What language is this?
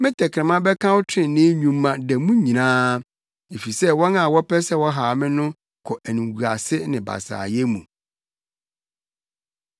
Akan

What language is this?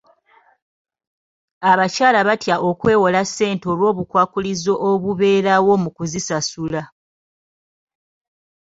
Ganda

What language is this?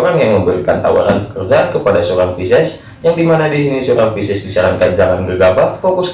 Indonesian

